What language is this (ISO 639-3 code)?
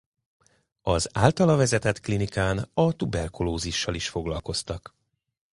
hun